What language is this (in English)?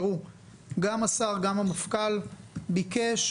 Hebrew